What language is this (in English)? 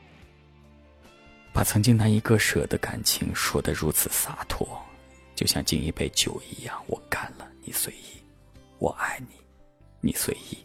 Chinese